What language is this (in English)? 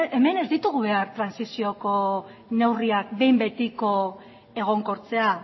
Basque